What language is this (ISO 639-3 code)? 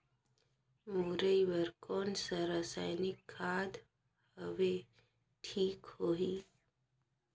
hne